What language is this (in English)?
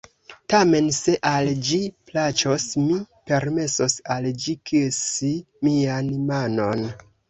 Esperanto